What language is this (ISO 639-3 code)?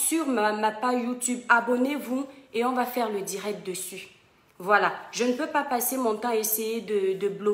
fra